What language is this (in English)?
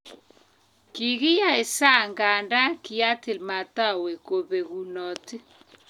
Kalenjin